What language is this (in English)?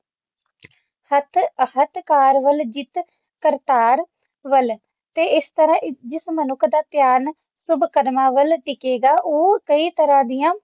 Punjabi